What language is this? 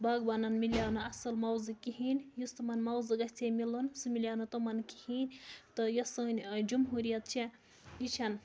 Kashmiri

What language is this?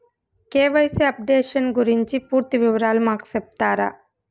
Telugu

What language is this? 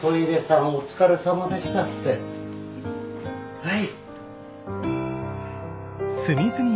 Japanese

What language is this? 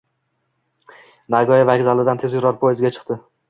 Uzbek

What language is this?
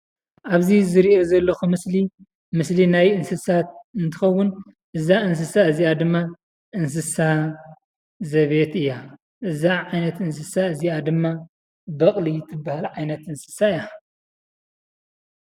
Tigrinya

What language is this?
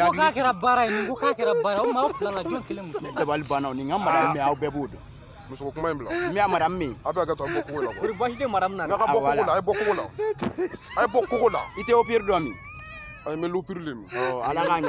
Arabic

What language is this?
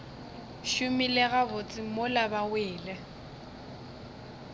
Northern Sotho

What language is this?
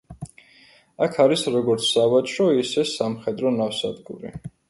Georgian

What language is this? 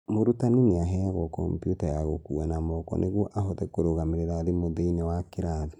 Kikuyu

